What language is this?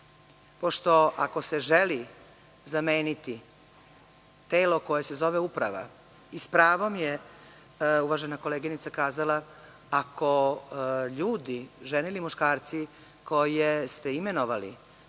Serbian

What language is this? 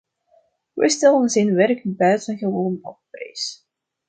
Dutch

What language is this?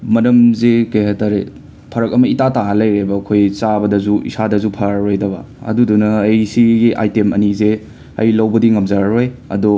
Manipuri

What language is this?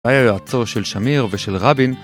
Hebrew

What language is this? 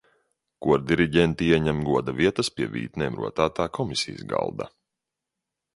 Latvian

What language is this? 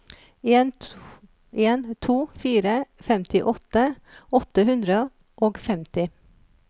Norwegian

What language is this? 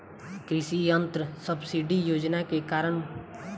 Bhojpuri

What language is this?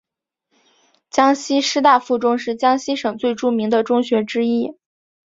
Chinese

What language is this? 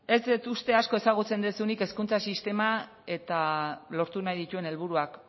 Basque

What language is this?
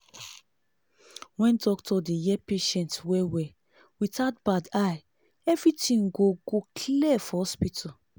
Nigerian Pidgin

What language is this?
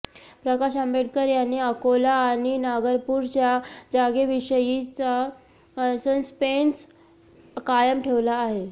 Marathi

